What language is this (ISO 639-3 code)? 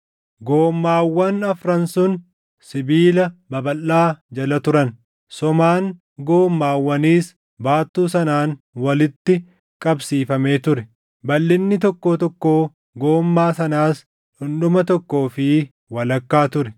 orm